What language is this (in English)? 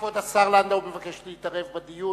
Hebrew